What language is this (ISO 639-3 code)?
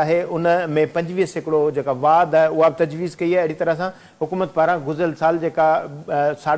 hin